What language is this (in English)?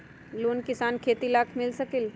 Magahi